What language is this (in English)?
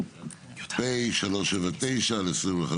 Hebrew